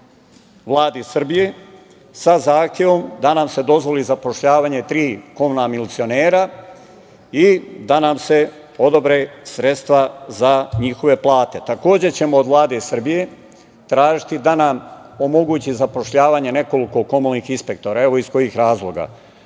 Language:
Serbian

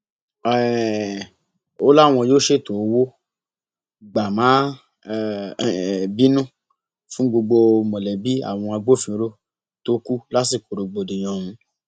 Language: Yoruba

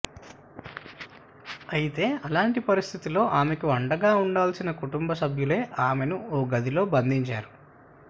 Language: Telugu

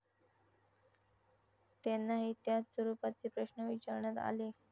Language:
Marathi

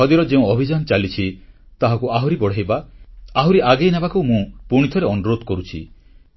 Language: Odia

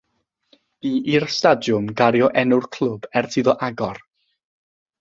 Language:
Welsh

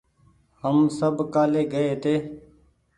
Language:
Goaria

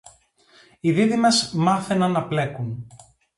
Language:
Greek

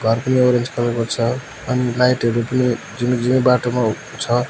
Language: Nepali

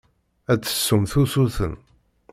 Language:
Kabyle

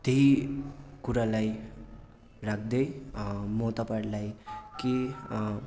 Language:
Nepali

